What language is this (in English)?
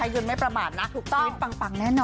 Thai